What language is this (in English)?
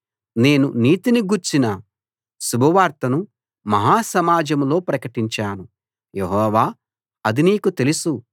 Telugu